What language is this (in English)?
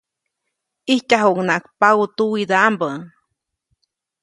Copainalá Zoque